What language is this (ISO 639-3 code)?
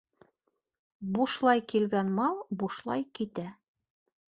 bak